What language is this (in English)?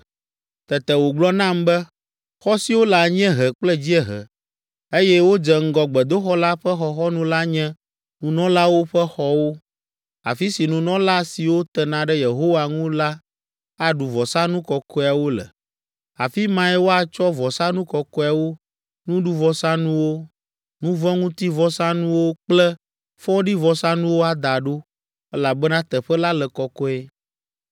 Ewe